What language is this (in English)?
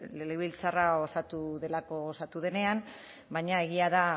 Basque